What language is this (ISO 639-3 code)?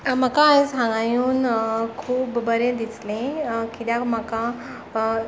kok